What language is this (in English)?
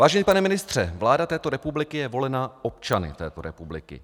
Czech